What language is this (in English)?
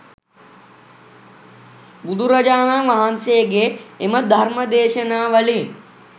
Sinhala